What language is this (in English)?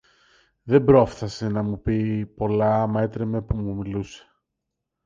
Greek